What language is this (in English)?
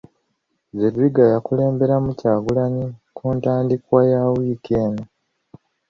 Ganda